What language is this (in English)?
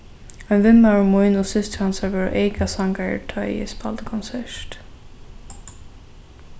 Faroese